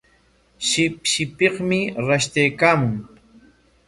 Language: Corongo Ancash Quechua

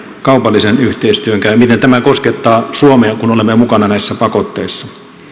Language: Finnish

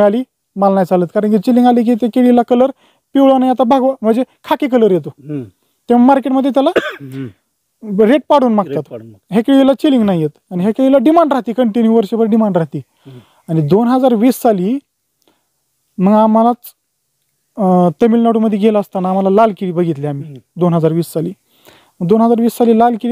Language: Romanian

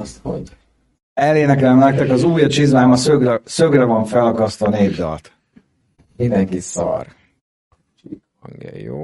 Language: Hungarian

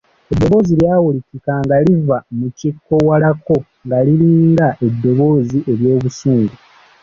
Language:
Ganda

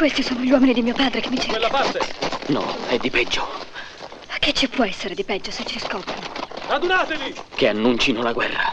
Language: Italian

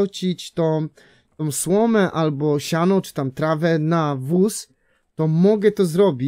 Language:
Polish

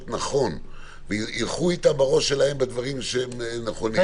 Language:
Hebrew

